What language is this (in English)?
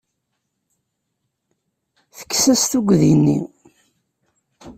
Kabyle